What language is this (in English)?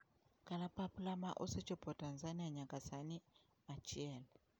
Luo (Kenya and Tanzania)